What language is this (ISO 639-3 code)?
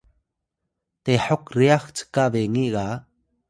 tay